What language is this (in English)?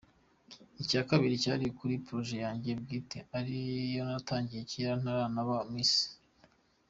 Kinyarwanda